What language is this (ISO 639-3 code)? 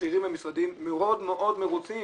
heb